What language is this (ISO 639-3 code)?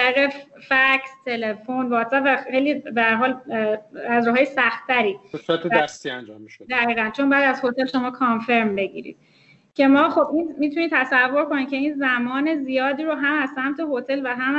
fas